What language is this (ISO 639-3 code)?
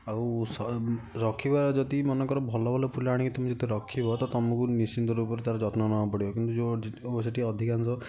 ori